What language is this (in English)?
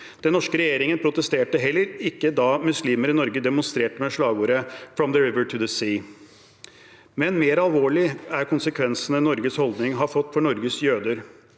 Norwegian